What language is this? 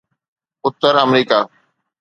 Sindhi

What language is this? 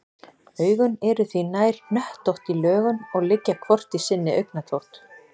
Icelandic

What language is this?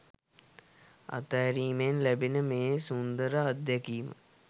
Sinhala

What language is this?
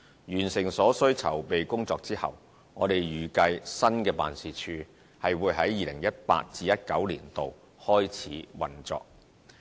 Cantonese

